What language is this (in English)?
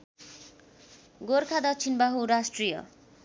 Nepali